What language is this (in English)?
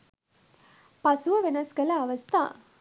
Sinhala